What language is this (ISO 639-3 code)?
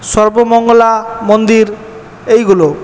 ben